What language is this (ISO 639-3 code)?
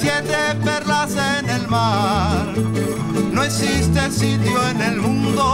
ron